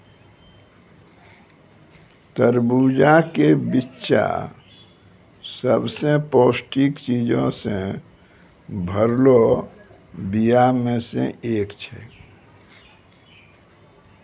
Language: Maithili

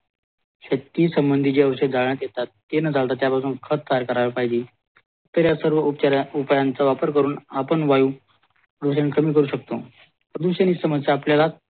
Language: Marathi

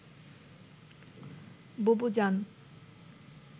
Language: Bangla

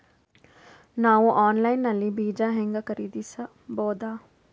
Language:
Kannada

